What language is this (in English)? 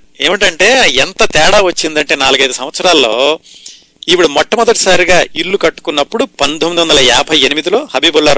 Telugu